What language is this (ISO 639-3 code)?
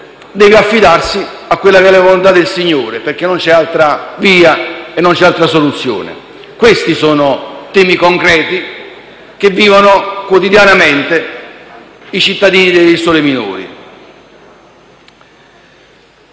ita